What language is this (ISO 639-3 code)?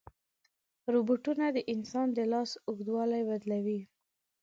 pus